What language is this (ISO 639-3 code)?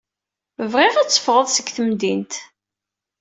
kab